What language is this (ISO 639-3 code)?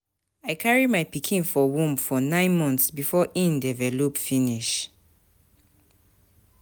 pcm